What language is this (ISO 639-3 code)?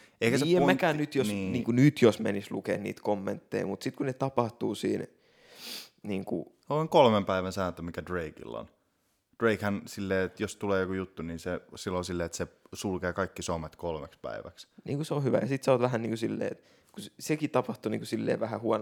fin